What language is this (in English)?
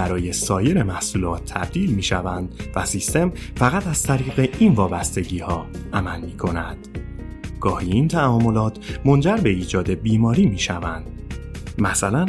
Persian